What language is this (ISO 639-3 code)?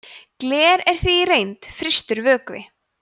isl